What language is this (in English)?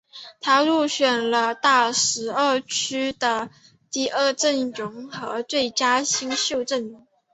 Chinese